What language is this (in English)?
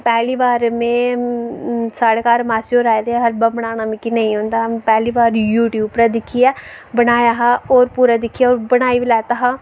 Dogri